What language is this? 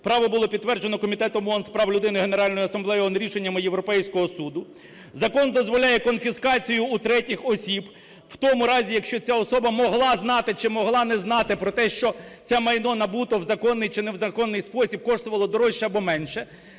Ukrainian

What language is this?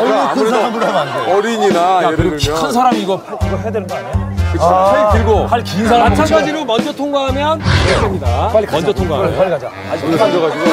Korean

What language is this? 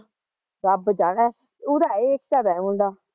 Punjabi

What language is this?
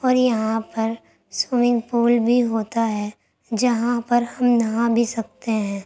Urdu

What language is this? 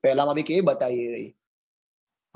Gujarati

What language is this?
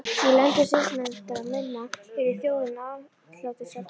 Icelandic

